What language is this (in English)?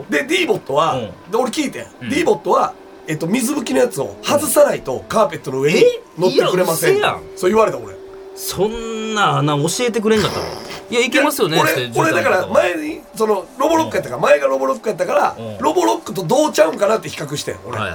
Japanese